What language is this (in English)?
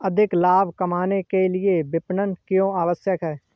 Hindi